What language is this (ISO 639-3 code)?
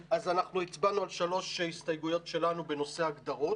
heb